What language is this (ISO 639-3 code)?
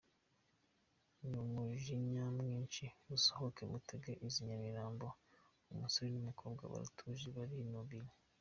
kin